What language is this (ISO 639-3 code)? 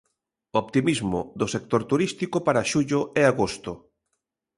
glg